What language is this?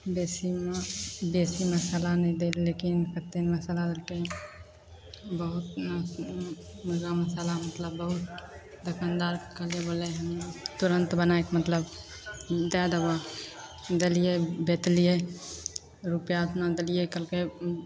Maithili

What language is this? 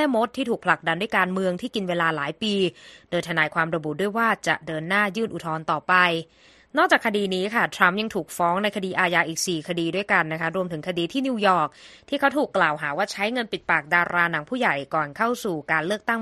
Thai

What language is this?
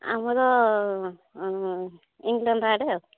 Odia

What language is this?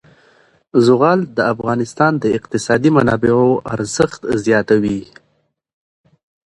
Pashto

